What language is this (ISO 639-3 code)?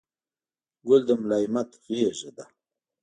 pus